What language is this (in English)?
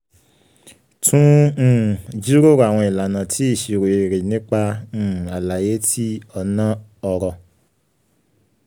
Yoruba